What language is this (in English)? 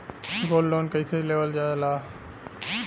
Bhojpuri